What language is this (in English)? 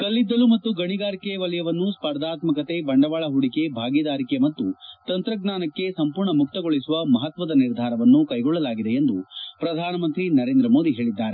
Kannada